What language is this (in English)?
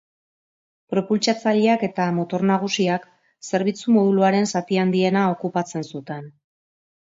Basque